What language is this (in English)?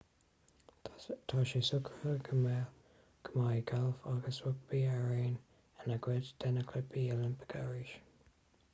Irish